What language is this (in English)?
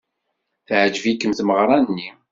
Kabyle